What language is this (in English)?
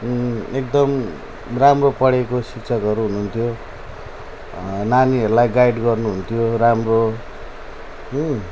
Nepali